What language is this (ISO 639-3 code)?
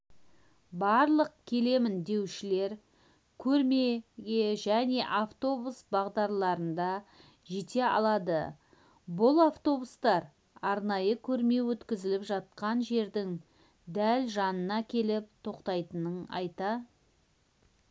kaz